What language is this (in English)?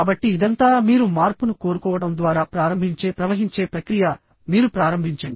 Telugu